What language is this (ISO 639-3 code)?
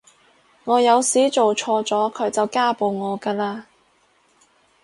yue